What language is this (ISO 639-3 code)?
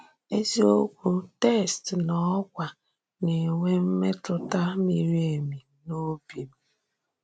ibo